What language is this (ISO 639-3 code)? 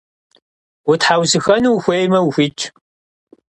kbd